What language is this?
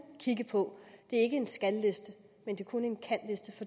Danish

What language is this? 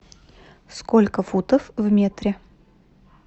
Russian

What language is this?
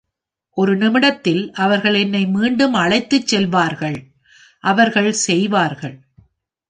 Tamil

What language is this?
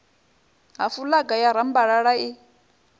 Venda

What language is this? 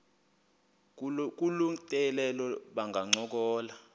Xhosa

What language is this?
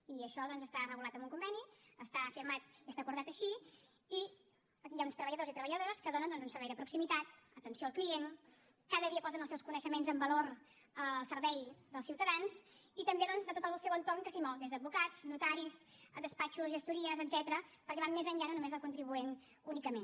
Catalan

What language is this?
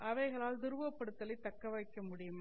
Tamil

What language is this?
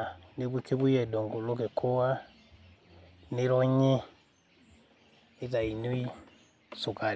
Masai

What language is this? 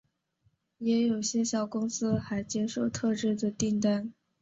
Chinese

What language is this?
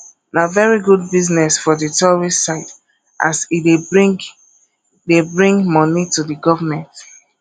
Nigerian Pidgin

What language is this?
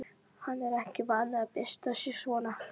Icelandic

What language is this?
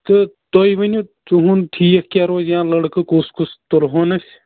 Kashmiri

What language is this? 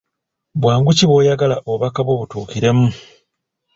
Ganda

